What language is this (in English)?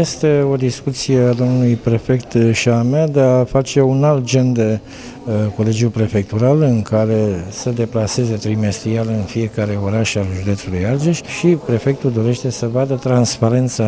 Romanian